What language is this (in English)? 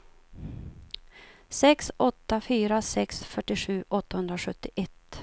Swedish